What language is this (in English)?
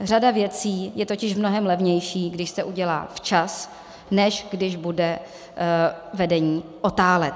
Czech